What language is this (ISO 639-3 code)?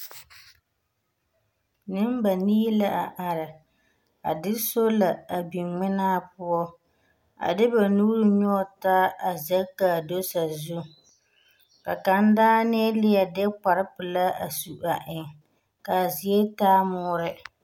dga